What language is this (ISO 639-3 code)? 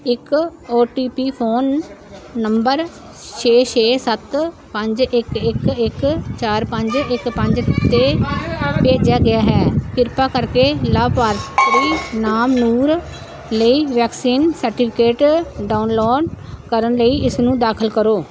pan